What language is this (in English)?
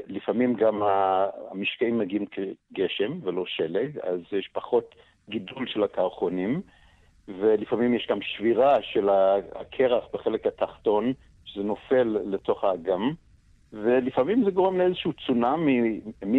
Hebrew